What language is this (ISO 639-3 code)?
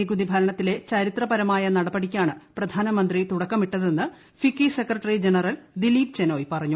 mal